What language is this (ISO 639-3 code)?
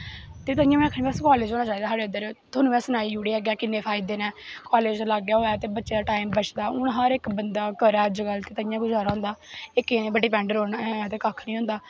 doi